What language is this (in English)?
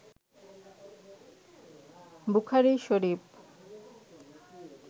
Bangla